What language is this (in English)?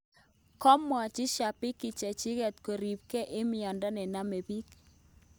Kalenjin